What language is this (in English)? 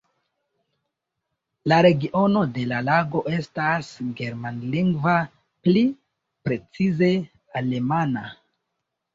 Esperanto